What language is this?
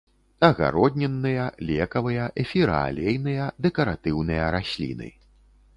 Belarusian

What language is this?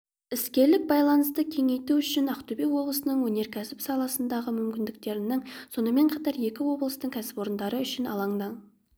Kazakh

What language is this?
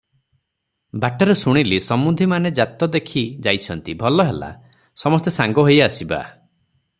Odia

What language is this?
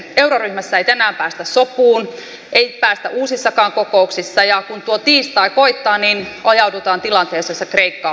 Finnish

